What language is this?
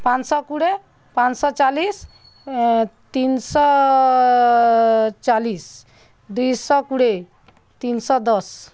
Odia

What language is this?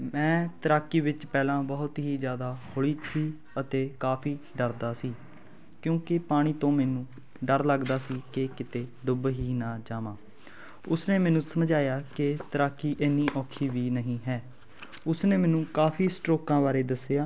Punjabi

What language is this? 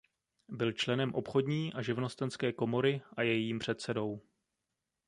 Czech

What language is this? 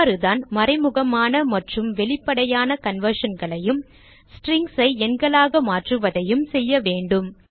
Tamil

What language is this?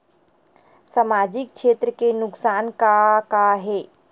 Chhattisgarhi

